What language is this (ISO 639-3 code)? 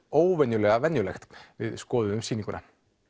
isl